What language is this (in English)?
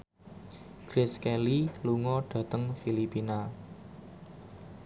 Javanese